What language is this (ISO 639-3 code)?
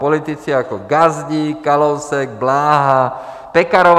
ces